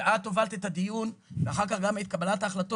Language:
Hebrew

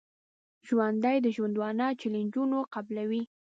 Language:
Pashto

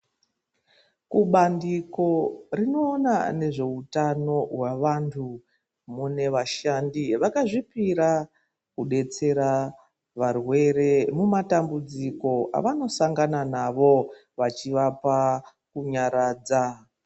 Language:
Ndau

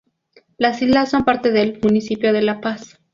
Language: Spanish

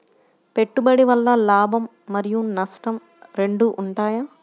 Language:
Telugu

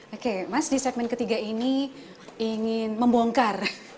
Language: Indonesian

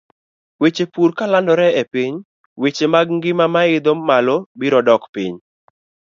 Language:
Luo (Kenya and Tanzania)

